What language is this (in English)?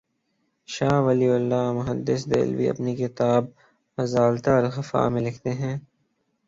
Urdu